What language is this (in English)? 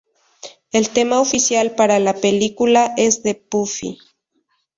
Spanish